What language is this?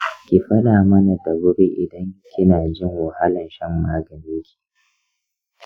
Hausa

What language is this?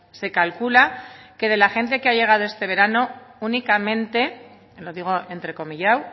Spanish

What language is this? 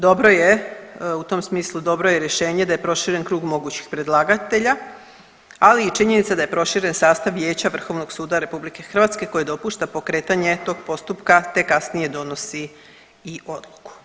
Croatian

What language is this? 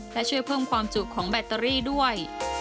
Thai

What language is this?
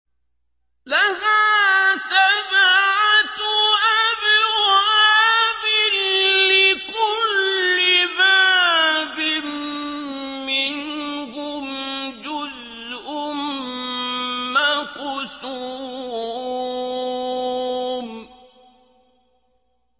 Arabic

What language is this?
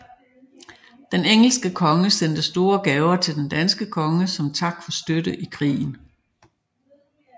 Danish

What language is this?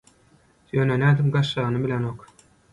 Turkmen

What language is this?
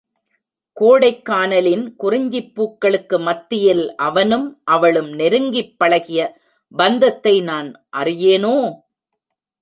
Tamil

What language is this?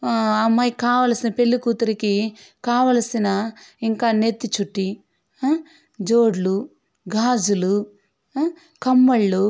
Telugu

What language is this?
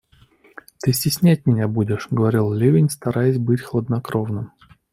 Russian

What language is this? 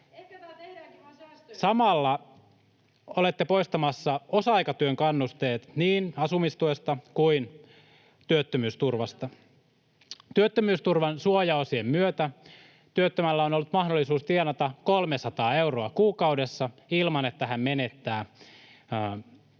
Finnish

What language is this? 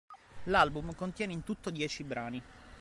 Italian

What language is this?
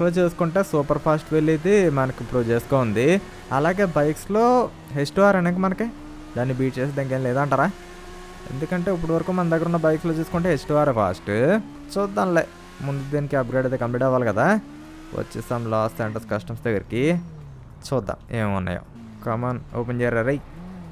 Telugu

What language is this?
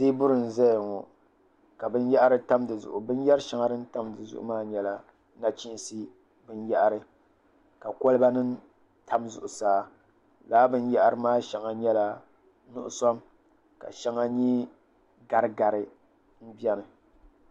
Dagbani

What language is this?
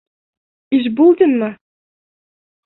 Bashkir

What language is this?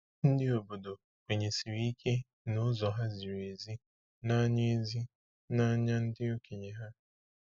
Igbo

